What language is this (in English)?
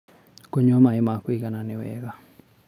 Kikuyu